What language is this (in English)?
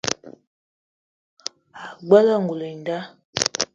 Eton (Cameroon)